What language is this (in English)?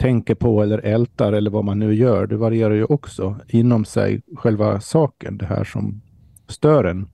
Swedish